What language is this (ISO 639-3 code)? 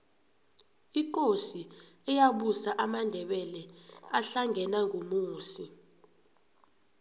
nbl